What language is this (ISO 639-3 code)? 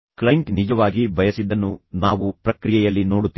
kan